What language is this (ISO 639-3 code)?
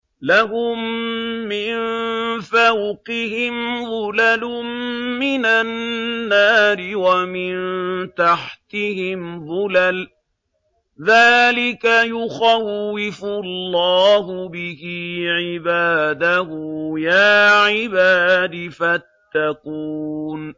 ara